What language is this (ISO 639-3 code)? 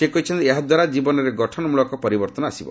ori